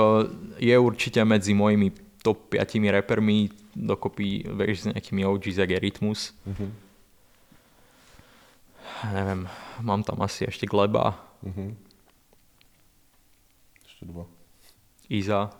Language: Czech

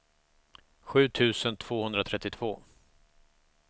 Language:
Swedish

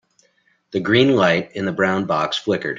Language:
English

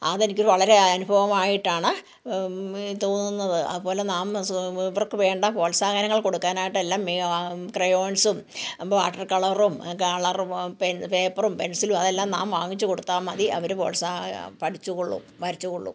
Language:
Malayalam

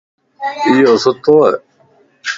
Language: Lasi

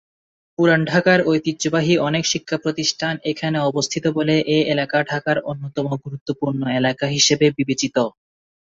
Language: Bangla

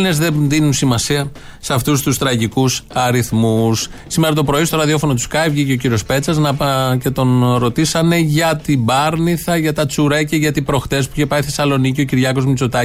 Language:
Greek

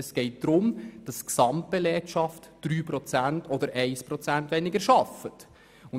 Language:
Swiss German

